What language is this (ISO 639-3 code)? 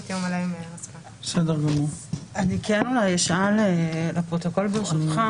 heb